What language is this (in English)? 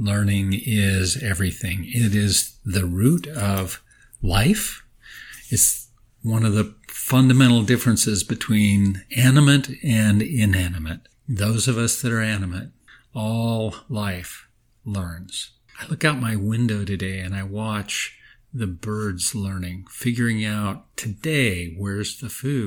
English